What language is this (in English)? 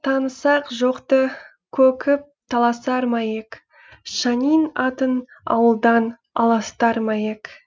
Kazakh